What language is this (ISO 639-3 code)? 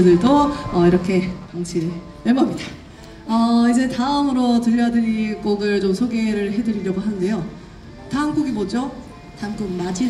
kor